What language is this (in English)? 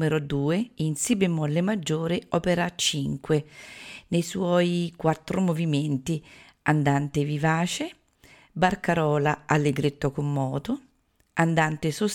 Italian